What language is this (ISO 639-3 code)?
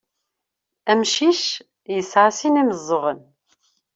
kab